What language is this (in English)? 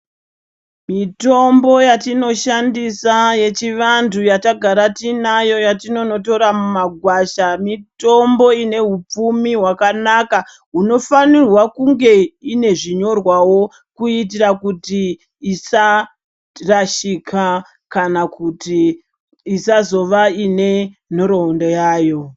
Ndau